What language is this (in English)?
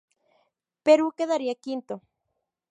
Spanish